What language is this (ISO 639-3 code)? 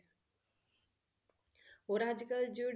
pan